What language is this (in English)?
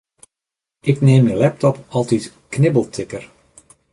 Western Frisian